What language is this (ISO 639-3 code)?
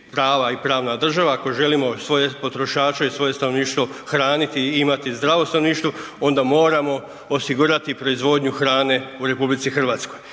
hrv